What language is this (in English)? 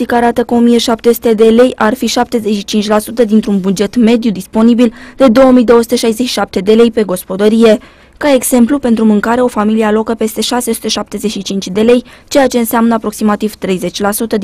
Romanian